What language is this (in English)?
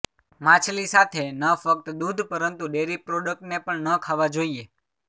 Gujarati